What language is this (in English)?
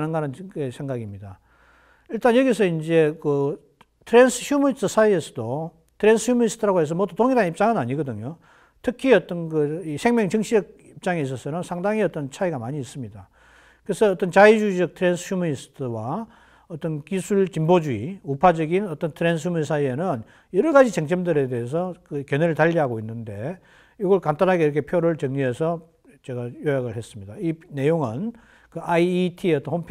Korean